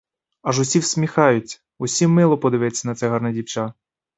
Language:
Ukrainian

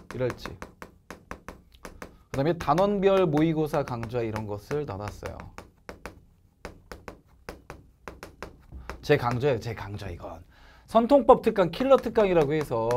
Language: Korean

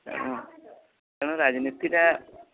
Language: Odia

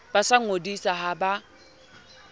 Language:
Southern Sotho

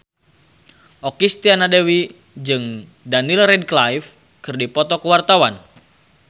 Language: Sundanese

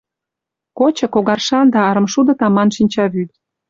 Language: Mari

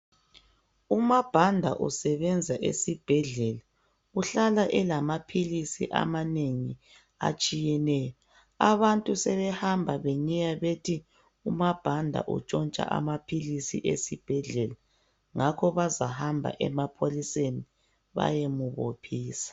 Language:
North Ndebele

